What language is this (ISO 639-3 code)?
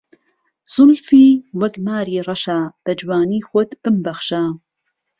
ckb